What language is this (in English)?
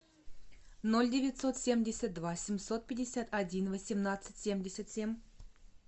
Russian